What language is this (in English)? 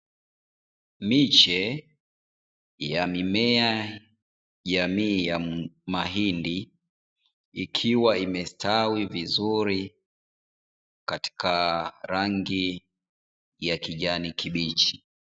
Swahili